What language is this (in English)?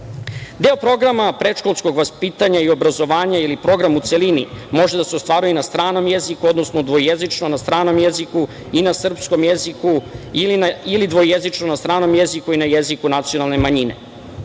Serbian